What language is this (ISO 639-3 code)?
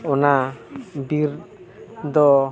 sat